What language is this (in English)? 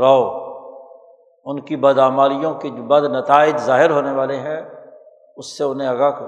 Urdu